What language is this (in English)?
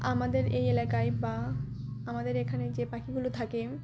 Bangla